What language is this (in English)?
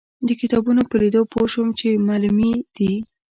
Pashto